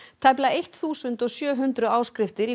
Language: Icelandic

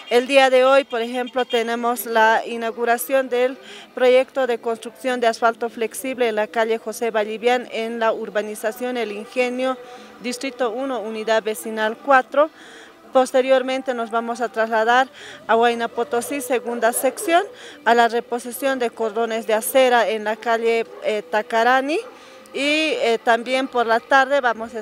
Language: Spanish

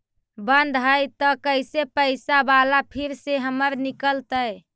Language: Magahi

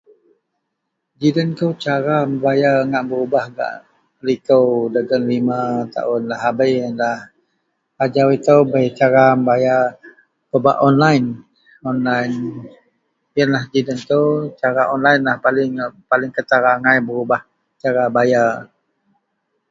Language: Central Melanau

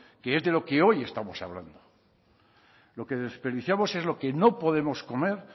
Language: Spanish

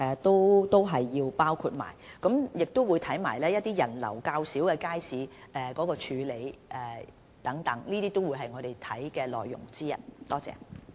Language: Cantonese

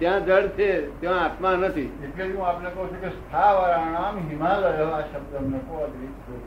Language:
Gujarati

